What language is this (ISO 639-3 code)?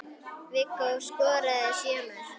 isl